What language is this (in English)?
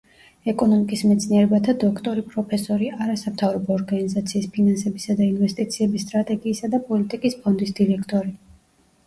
Georgian